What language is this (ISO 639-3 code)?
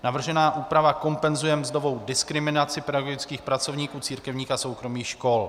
ces